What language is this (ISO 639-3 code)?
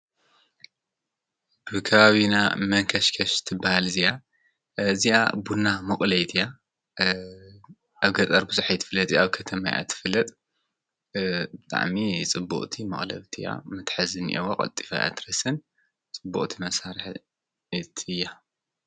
tir